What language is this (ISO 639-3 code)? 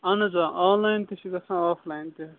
kas